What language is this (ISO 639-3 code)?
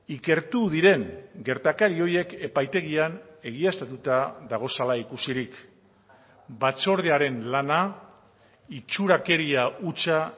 eus